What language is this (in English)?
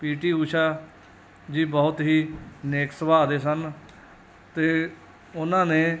Punjabi